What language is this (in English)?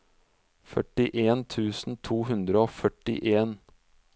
Norwegian